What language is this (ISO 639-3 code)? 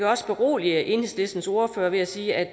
dan